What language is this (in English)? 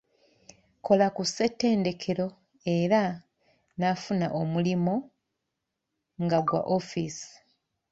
Ganda